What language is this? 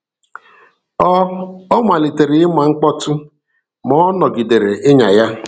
Igbo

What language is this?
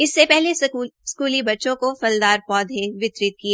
Hindi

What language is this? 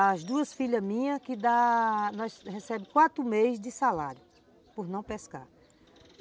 Portuguese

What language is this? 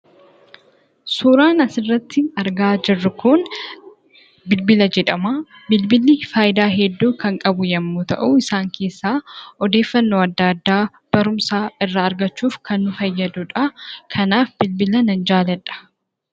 Oromo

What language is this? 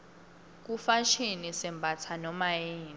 Swati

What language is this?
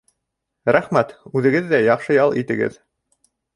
Bashkir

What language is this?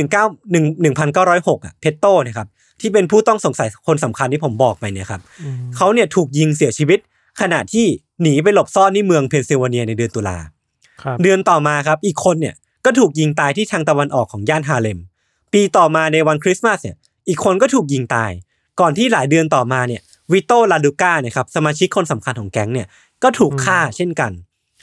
Thai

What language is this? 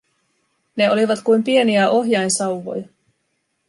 Finnish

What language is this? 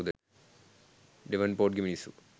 Sinhala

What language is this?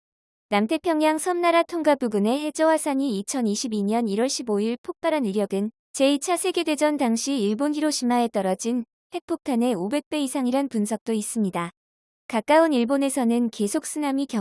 Korean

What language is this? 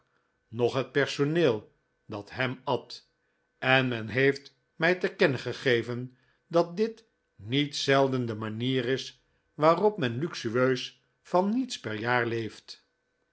Dutch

